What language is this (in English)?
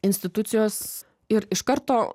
Lithuanian